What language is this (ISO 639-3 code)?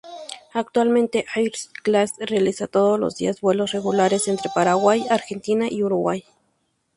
spa